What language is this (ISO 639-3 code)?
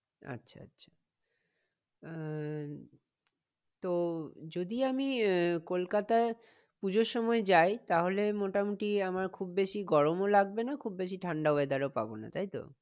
ben